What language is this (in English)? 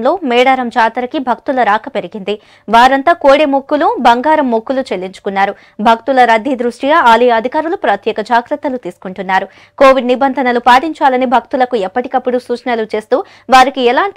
Romanian